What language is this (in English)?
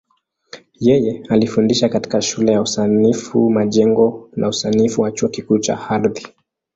Swahili